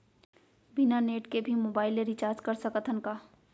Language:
Chhattisgarhi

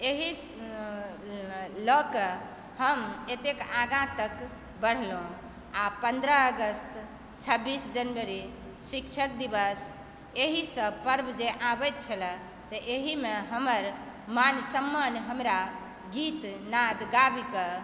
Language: Maithili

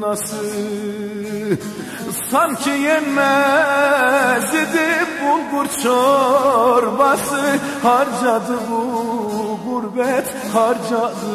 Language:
Turkish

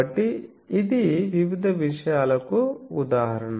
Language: Telugu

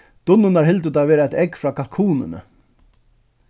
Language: Faroese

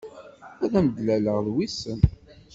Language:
Kabyle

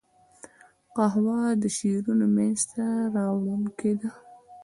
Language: Pashto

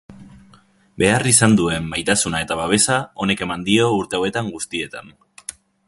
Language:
Basque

